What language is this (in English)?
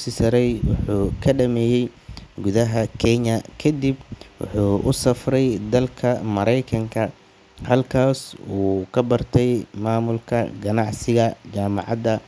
Somali